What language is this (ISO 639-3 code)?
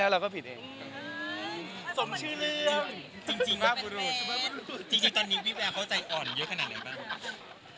tha